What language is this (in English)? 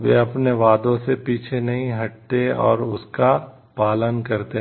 Hindi